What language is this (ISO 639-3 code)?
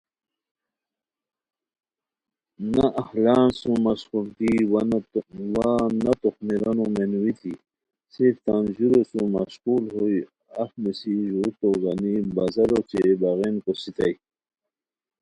khw